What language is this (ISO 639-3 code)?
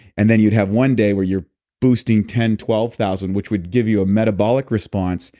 eng